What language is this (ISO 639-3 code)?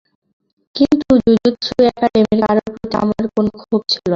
ben